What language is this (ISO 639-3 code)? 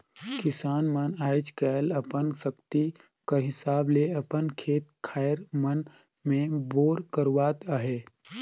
hne